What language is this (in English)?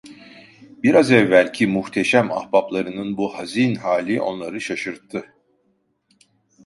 Turkish